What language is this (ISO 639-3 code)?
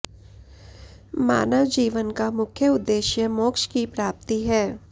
san